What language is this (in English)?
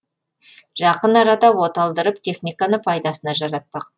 Kazakh